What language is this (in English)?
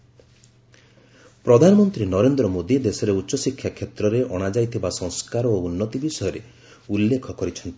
Odia